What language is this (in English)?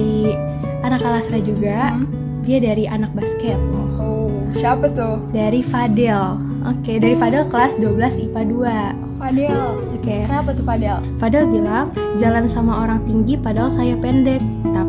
Indonesian